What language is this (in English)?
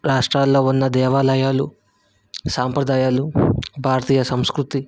Telugu